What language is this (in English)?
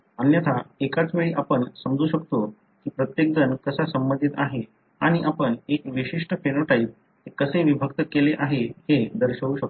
Marathi